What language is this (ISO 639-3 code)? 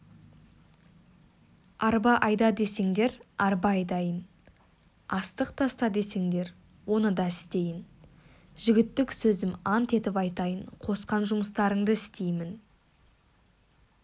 kaz